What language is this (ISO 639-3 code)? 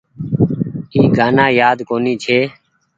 gig